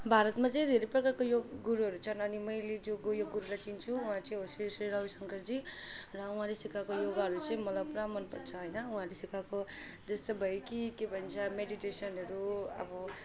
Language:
Nepali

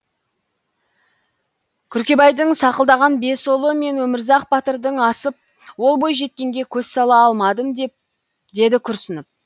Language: Kazakh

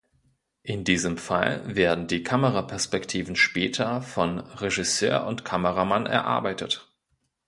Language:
German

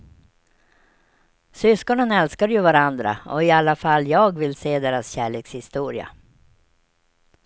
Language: Swedish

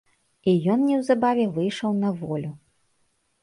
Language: Belarusian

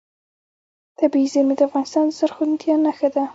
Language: Pashto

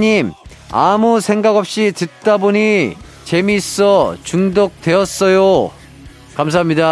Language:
Korean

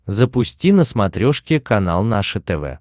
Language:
Russian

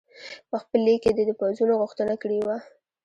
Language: Pashto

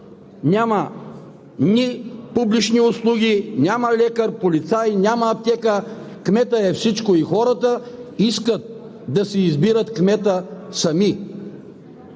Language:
Bulgarian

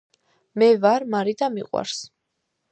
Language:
Georgian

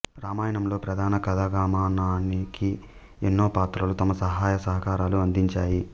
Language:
Telugu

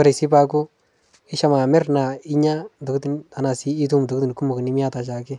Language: Masai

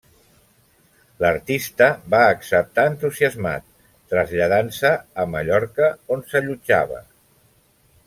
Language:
Catalan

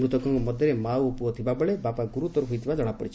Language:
Odia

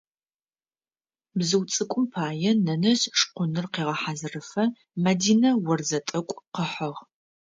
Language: Adyghe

